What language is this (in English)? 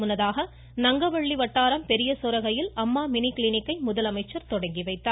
Tamil